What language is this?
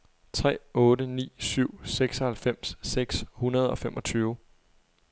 Danish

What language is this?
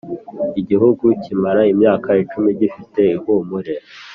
Kinyarwanda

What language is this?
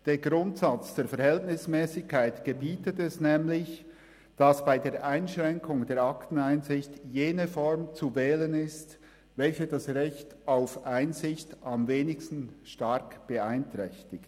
Swiss German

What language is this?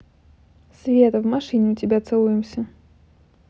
Russian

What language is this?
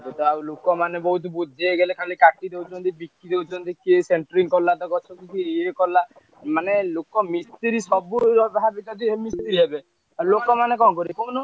Odia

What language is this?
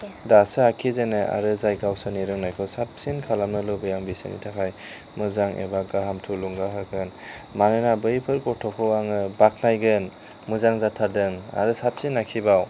Bodo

